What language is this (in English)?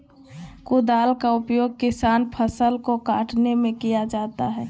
Magahi